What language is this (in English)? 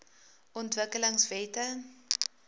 Afrikaans